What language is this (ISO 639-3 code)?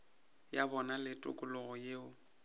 nso